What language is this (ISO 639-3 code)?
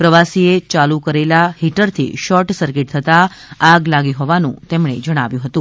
guj